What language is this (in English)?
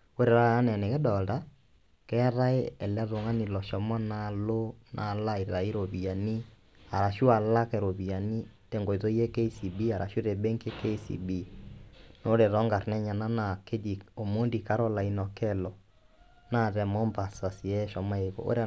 Masai